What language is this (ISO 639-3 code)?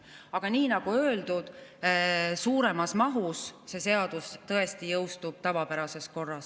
est